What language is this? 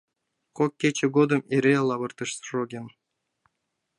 Mari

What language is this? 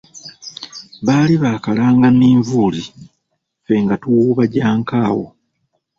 Ganda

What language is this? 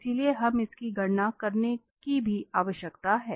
Hindi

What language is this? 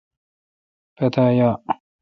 Kalkoti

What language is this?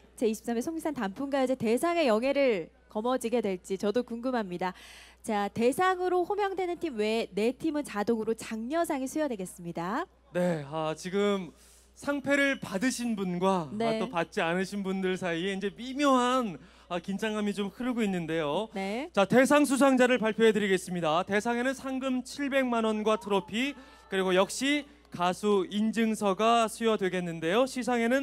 Korean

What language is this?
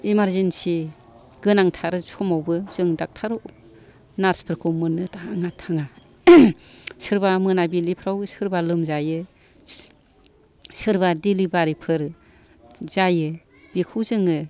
Bodo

